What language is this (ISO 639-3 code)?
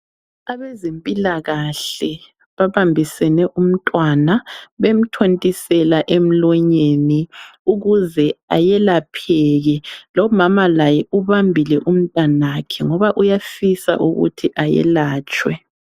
nde